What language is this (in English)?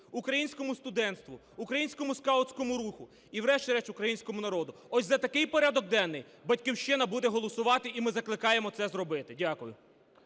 Ukrainian